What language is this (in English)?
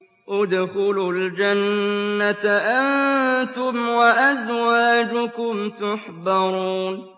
Arabic